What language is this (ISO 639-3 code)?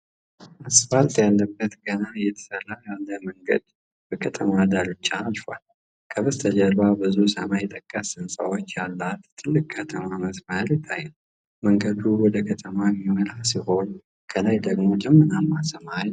amh